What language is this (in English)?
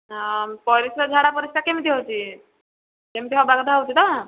Odia